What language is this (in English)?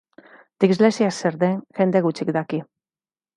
Basque